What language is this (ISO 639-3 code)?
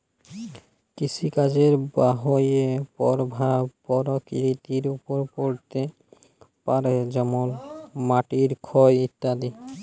ben